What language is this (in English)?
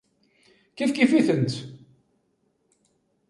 Kabyle